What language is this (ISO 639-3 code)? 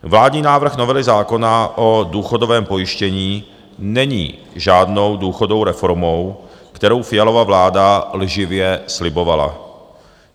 ces